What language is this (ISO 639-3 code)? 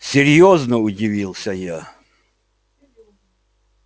rus